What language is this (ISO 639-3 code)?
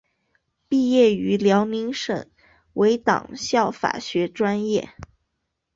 zho